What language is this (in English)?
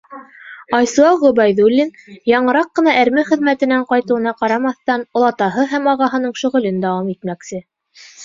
Bashkir